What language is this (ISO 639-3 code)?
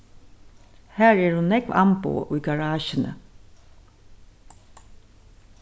fao